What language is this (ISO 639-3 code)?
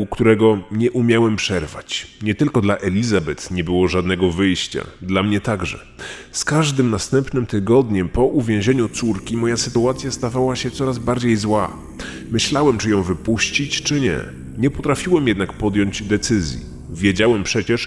pol